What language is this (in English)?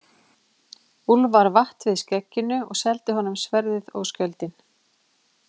Icelandic